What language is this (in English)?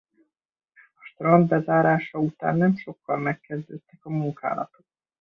Hungarian